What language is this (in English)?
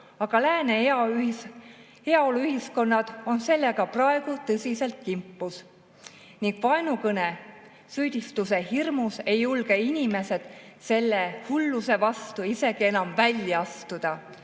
Estonian